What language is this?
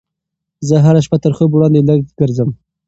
Pashto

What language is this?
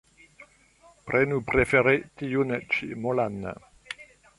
Esperanto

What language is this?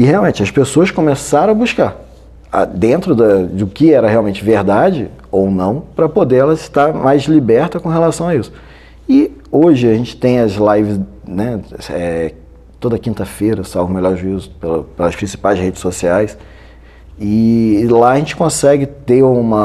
Portuguese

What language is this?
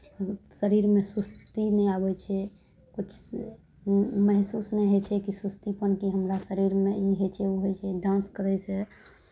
Maithili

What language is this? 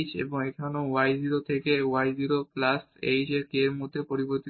Bangla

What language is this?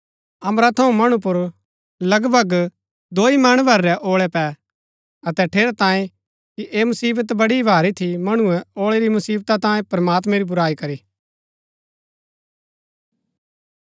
Gaddi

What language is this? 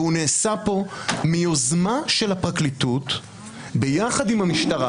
Hebrew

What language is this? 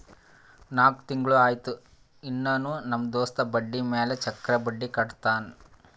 Kannada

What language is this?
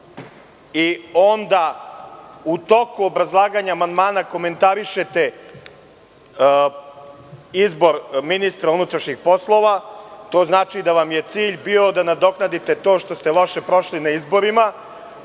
Serbian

